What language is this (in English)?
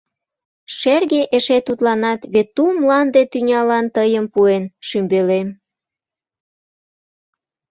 Mari